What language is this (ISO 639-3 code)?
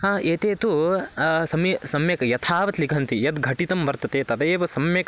san